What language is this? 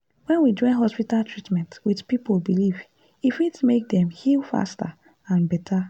Nigerian Pidgin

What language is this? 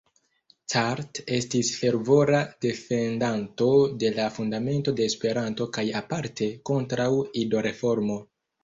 Esperanto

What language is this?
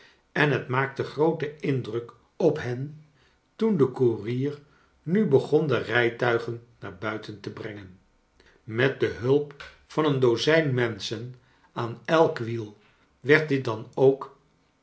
Dutch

